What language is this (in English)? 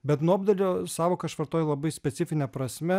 Lithuanian